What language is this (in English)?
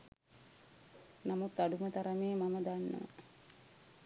Sinhala